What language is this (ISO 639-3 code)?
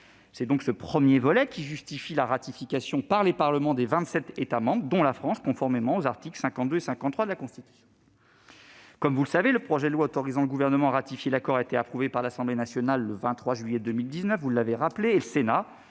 fra